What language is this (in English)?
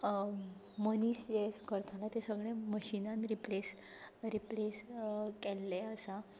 Konkani